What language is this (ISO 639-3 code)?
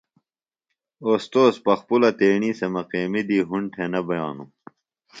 phl